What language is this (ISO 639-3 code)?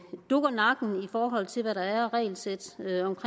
dan